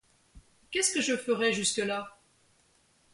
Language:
French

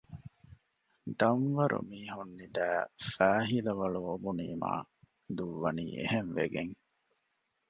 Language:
Divehi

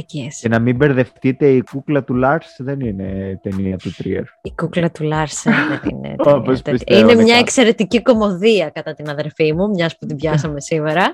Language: Greek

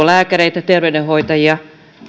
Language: Finnish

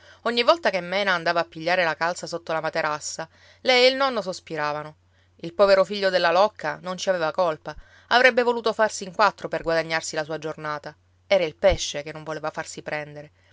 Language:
Italian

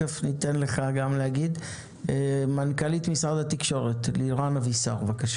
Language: Hebrew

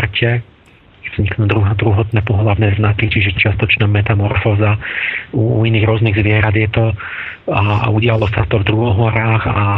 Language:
Slovak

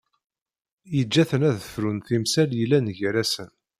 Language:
Kabyle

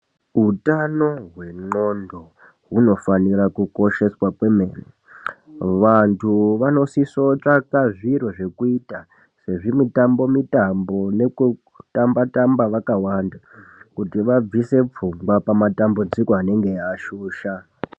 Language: Ndau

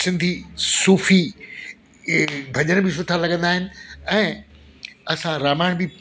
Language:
Sindhi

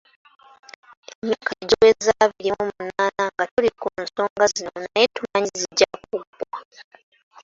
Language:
Ganda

